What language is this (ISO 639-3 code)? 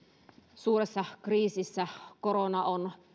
fin